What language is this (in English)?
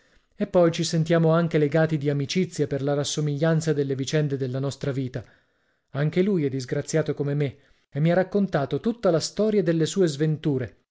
Italian